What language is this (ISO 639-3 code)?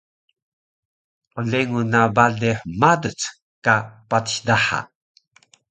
trv